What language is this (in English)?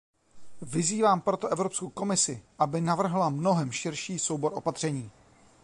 Czech